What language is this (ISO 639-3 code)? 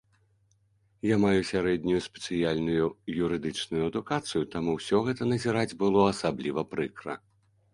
bel